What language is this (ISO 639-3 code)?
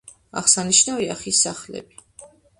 kat